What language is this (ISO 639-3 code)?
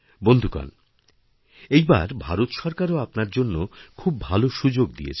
ben